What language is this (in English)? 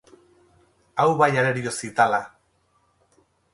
Basque